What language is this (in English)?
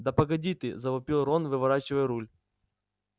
Russian